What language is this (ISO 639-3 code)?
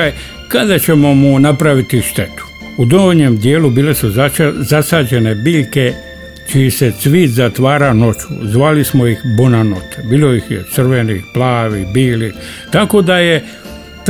hrv